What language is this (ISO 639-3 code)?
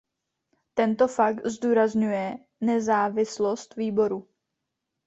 ces